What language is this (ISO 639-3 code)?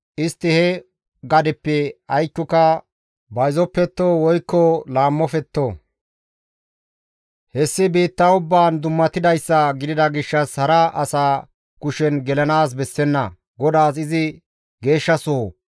gmv